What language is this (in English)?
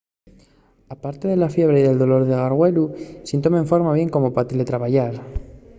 Asturian